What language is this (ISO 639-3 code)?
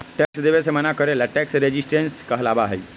mag